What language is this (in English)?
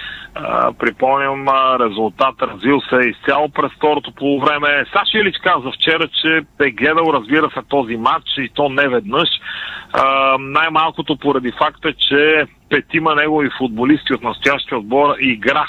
Bulgarian